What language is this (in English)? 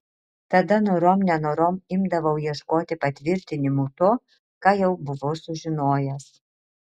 Lithuanian